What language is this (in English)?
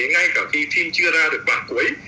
Vietnamese